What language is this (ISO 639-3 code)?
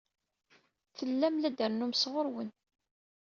kab